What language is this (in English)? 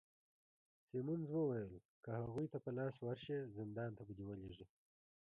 Pashto